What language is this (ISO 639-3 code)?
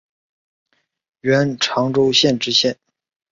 zho